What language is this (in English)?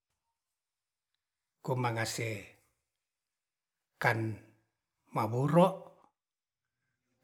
Ratahan